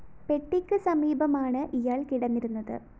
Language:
Malayalam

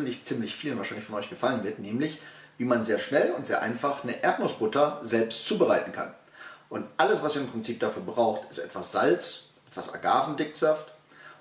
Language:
German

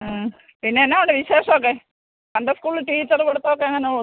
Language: Malayalam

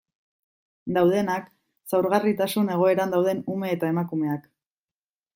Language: Basque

